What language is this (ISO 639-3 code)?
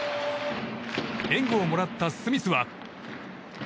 jpn